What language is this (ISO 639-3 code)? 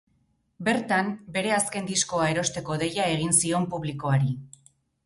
eus